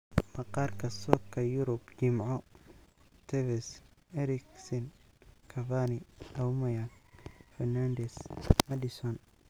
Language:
Somali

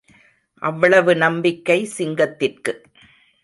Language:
Tamil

